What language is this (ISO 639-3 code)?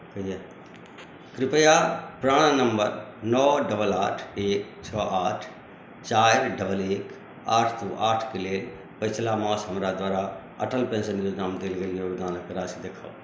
mai